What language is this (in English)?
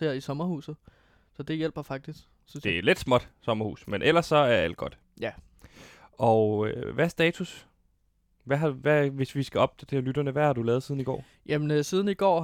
Danish